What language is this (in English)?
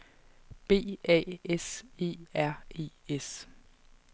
Danish